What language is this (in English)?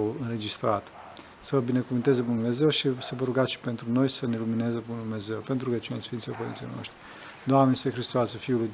Romanian